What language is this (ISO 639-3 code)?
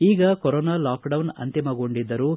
kan